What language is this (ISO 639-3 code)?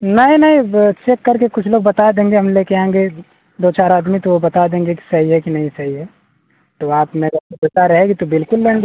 hin